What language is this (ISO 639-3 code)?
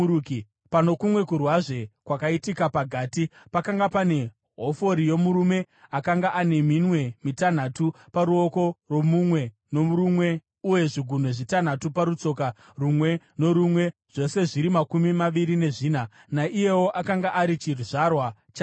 sna